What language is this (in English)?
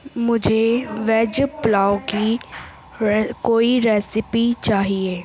Urdu